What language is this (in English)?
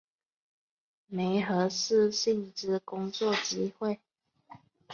Chinese